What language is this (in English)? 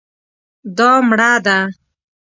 Pashto